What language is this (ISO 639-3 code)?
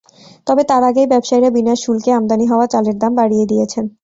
ben